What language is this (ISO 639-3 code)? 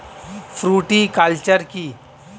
ben